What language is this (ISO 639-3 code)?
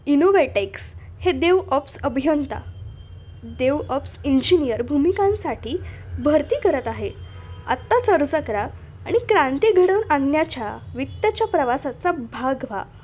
mar